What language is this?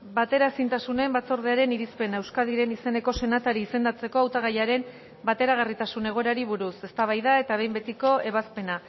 Basque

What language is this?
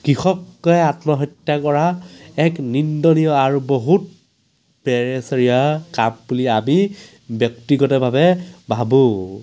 Assamese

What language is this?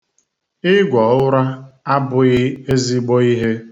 Igbo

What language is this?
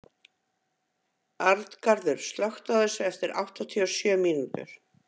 Icelandic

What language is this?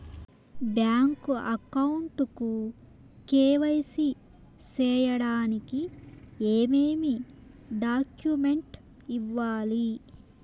Telugu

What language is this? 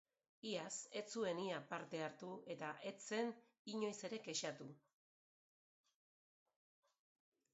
Basque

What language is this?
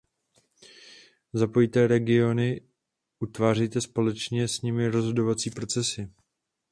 Czech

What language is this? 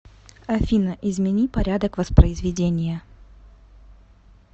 Russian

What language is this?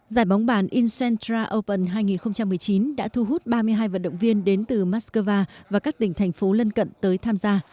Vietnamese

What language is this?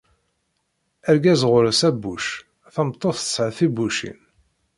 Kabyle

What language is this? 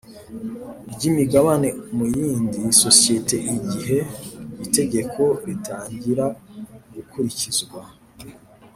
Kinyarwanda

